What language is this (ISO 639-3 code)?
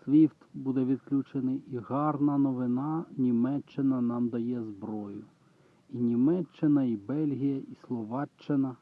ukr